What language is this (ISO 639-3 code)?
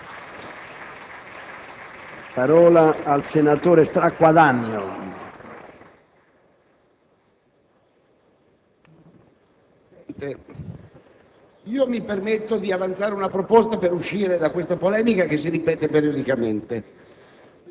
ita